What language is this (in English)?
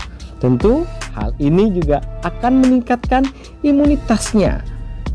Indonesian